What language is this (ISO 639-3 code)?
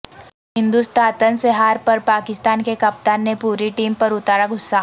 urd